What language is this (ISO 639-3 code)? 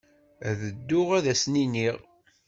kab